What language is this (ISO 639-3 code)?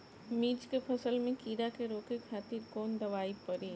bho